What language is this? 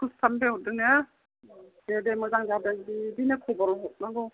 Bodo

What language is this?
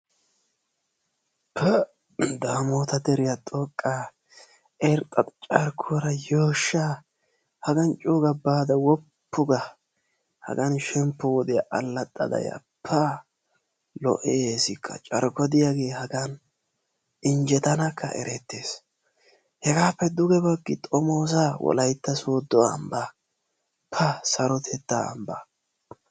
Wolaytta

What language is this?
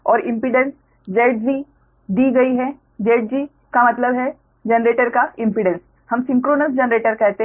Hindi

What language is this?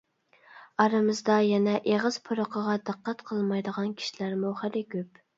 Uyghur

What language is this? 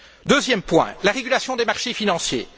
French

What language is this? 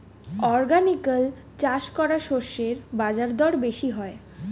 Bangla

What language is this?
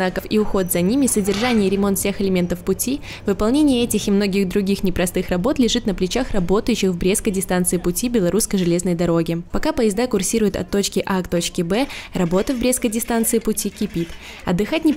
Russian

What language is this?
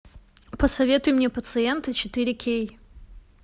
Russian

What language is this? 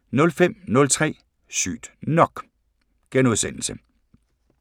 Danish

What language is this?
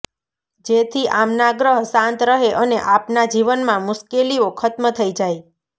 Gujarati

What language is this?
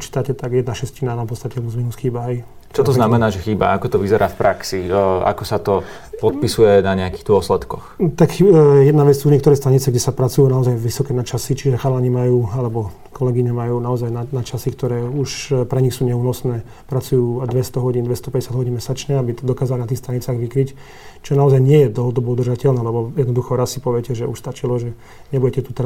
Slovak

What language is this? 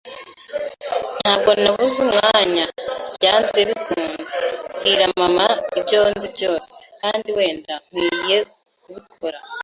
Kinyarwanda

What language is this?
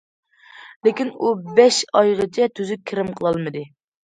Uyghur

